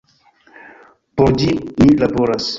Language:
Esperanto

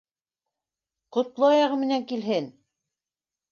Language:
Bashkir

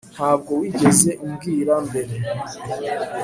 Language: Kinyarwanda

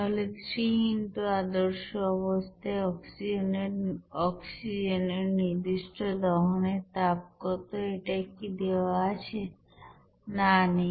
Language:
Bangla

